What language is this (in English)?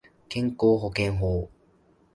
Japanese